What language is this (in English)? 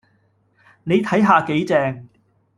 Cantonese